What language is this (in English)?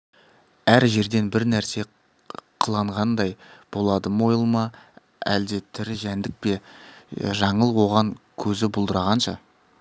Kazakh